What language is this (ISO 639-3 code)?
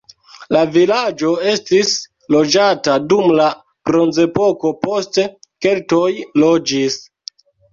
epo